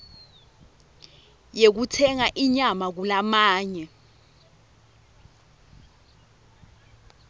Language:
Swati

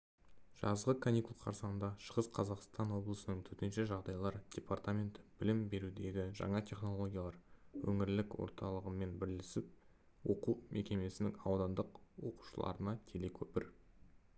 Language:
Kazakh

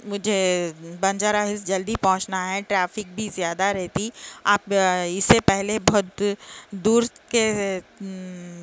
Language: Urdu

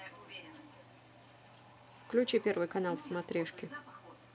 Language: Russian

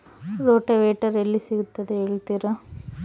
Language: Kannada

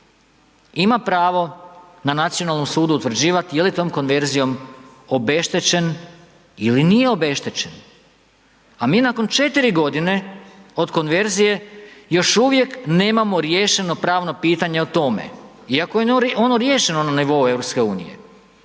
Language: Croatian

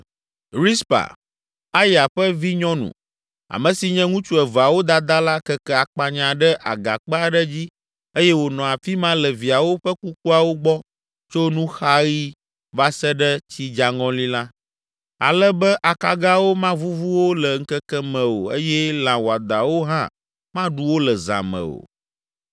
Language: Ewe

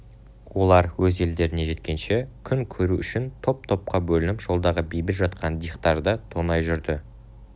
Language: Kazakh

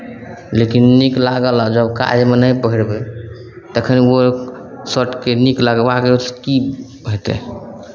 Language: Maithili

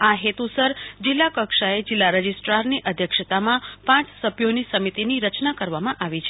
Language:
Gujarati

